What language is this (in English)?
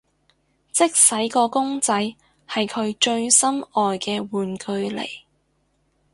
Cantonese